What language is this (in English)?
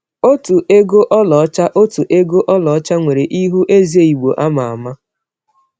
Igbo